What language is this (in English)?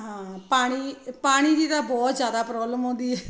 Punjabi